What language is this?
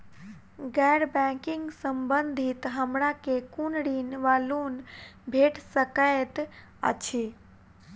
Maithili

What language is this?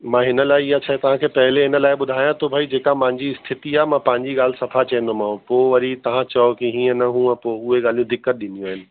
Sindhi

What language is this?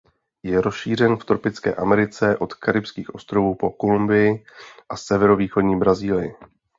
Czech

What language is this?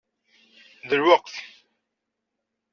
Kabyle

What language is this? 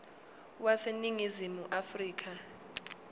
Zulu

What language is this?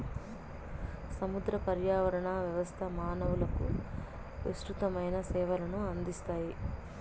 Telugu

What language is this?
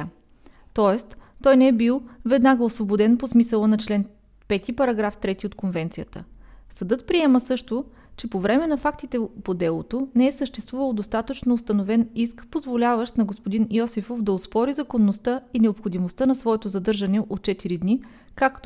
Bulgarian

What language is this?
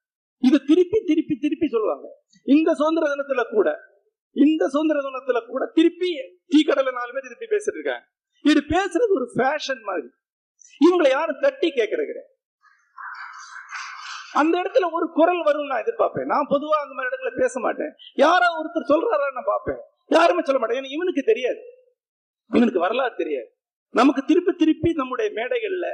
Tamil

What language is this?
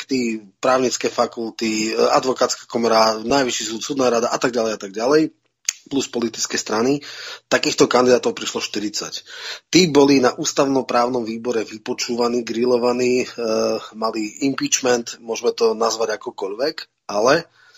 Czech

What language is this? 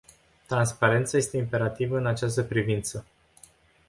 Romanian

